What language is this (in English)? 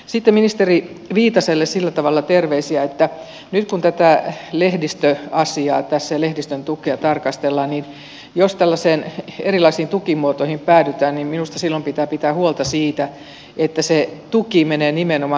Finnish